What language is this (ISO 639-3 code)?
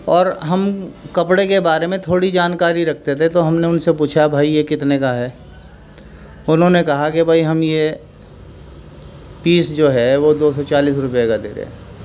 urd